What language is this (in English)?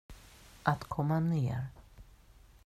Swedish